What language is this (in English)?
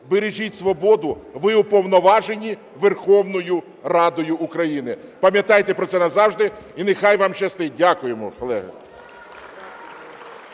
Ukrainian